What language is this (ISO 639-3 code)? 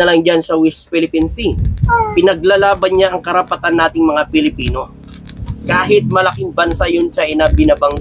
fil